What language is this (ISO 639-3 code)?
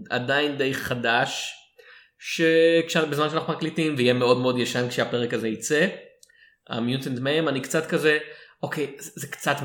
heb